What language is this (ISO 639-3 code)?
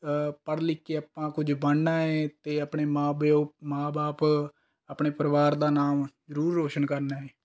pan